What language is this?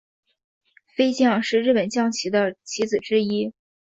Chinese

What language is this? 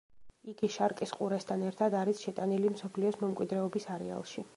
Georgian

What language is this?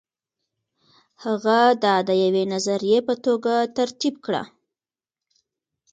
Pashto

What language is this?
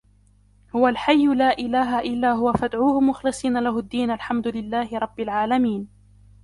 Arabic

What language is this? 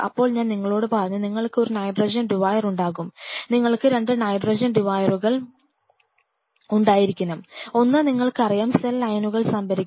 Malayalam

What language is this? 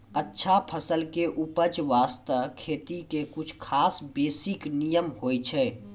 Maithili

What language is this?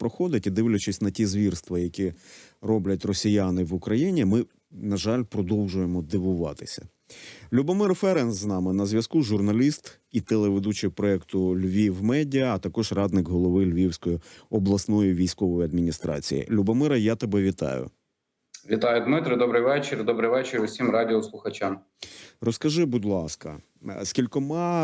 Ukrainian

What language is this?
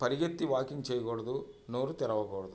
Telugu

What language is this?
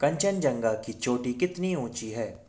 Hindi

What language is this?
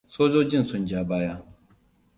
Hausa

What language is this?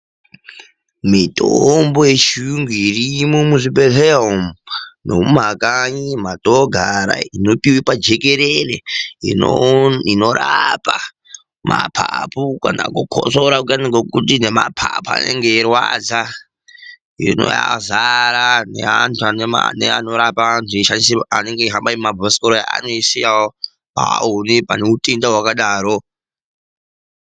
Ndau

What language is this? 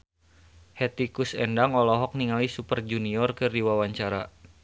Sundanese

